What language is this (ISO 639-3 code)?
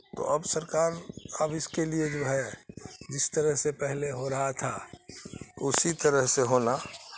urd